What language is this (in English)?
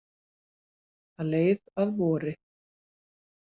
Icelandic